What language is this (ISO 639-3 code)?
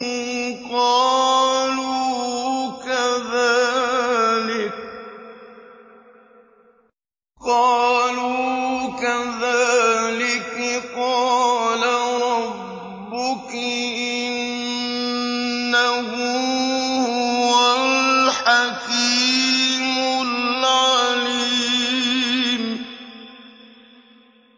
ara